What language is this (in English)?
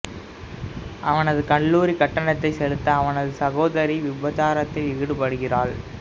Tamil